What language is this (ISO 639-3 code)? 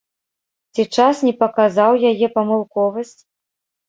bel